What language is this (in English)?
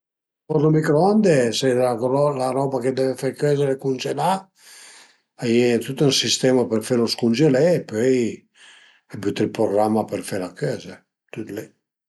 Piedmontese